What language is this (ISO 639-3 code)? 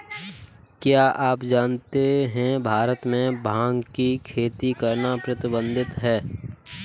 hin